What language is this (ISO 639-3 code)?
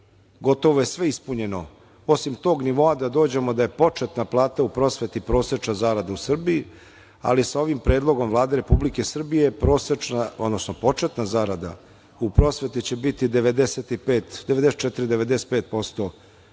srp